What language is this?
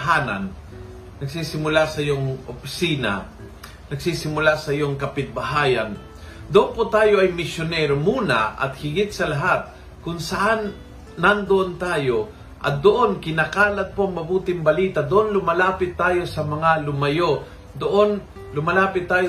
Filipino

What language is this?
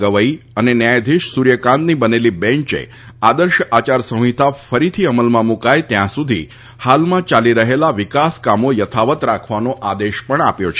Gujarati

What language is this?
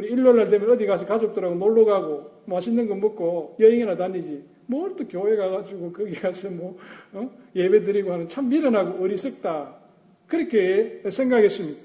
Korean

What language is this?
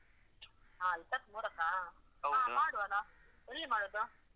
Kannada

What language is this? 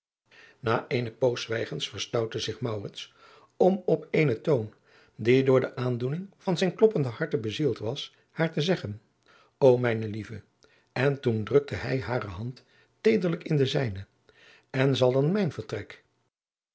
Dutch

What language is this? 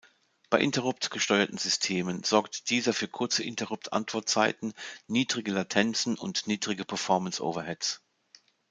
German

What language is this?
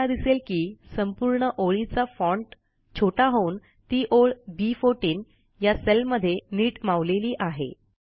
Marathi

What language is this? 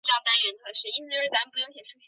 Chinese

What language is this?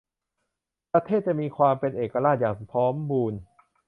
Thai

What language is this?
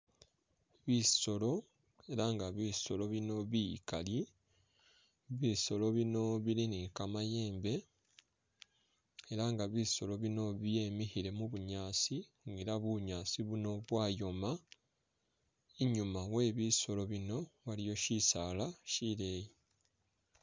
Masaaba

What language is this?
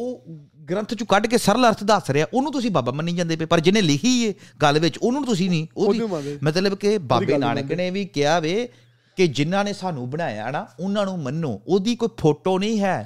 Punjabi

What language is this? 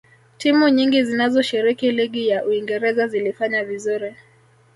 Swahili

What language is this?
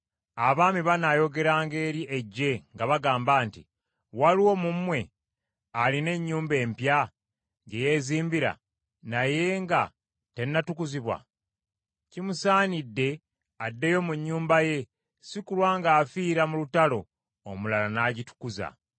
Ganda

